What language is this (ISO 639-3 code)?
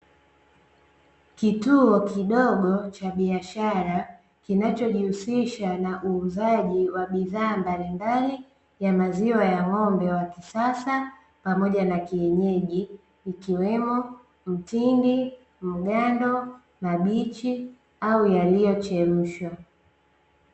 swa